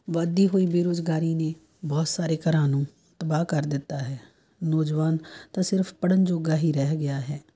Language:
Punjabi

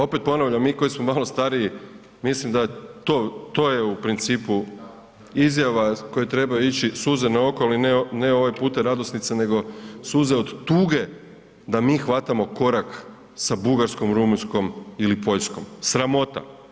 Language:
Croatian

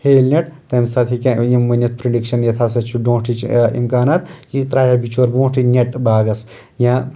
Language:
Kashmiri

